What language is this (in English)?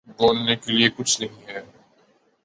Urdu